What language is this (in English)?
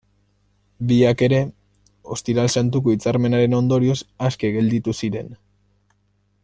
Basque